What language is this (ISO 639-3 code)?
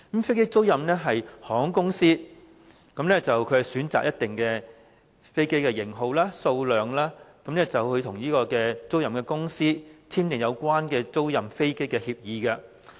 yue